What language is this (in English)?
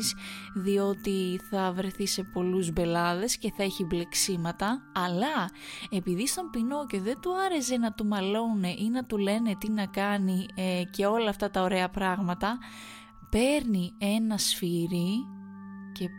Greek